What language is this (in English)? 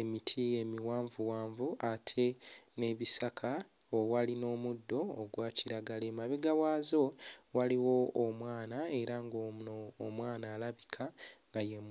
Ganda